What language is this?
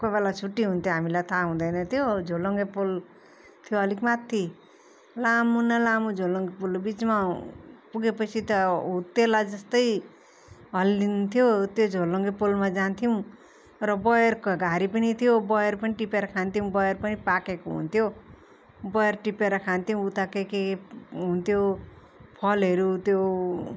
Nepali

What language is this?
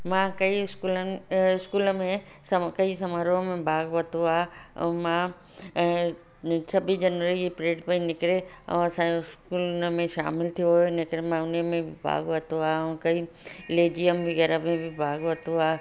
Sindhi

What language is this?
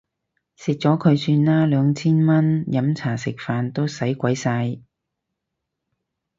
Cantonese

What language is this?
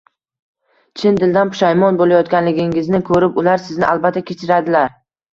Uzbek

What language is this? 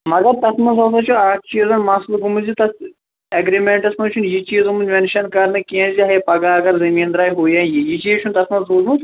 Kashmiri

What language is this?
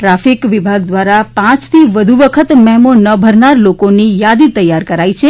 Gujarati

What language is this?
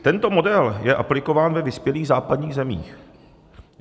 Czech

